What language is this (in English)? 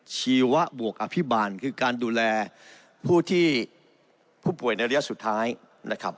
Thai